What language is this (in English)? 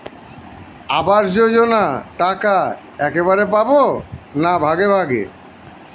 Bangla